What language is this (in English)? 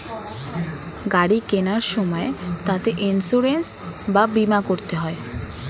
Bangla